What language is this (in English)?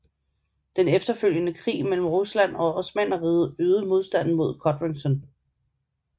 Danish